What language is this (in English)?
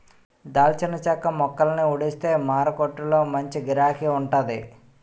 Telugu